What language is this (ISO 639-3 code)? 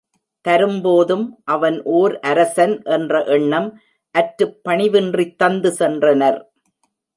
tam